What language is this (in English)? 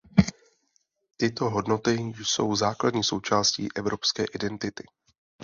Czech